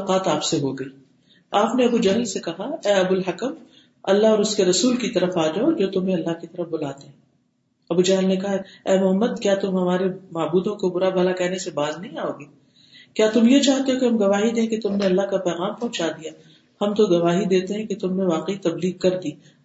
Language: Urdu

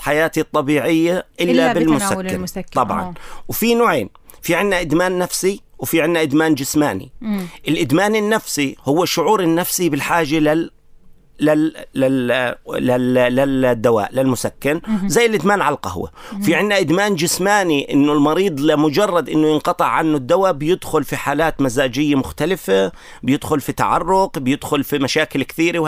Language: Arabic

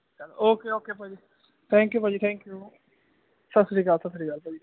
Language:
Punjabi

